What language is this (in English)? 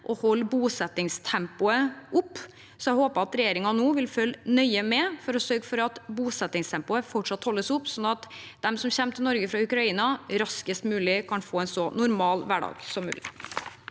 Norwegian